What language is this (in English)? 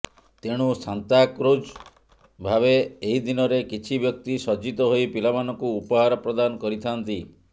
Odia